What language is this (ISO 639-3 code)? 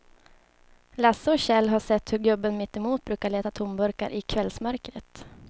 swe